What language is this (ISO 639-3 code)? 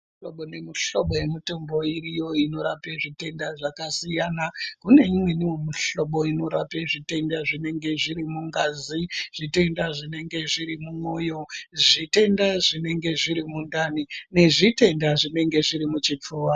ndc